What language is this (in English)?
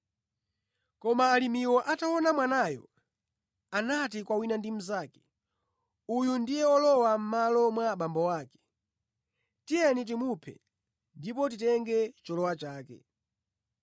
Nyanja